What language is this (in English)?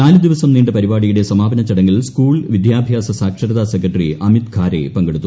Malayalam